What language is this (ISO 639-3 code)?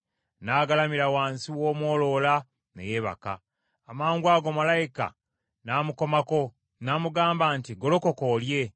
lug